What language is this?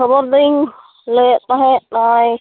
Santali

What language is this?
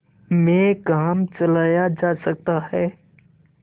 Hindi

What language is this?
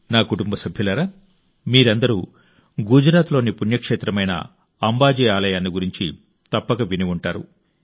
Telugu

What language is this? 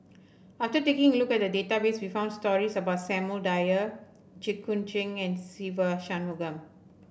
English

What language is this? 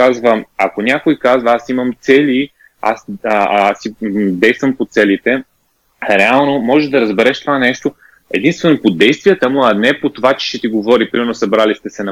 Bulgarian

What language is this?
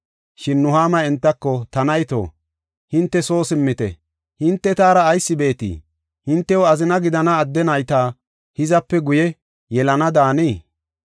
Gofa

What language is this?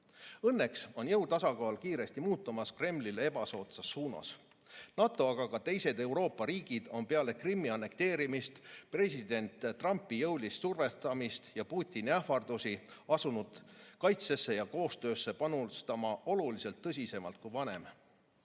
Estonian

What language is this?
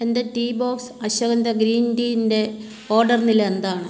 Malayalam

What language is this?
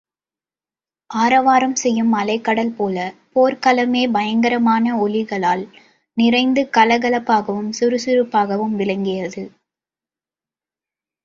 Tamil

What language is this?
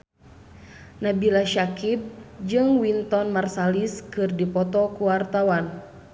Sundanese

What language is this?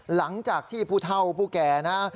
Thai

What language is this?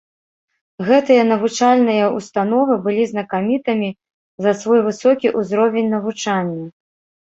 Belarusian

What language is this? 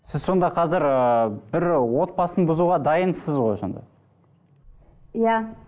Kazakh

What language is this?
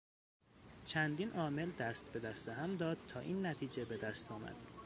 Persian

